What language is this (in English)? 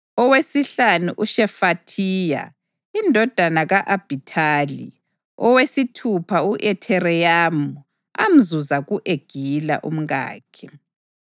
North Ndebele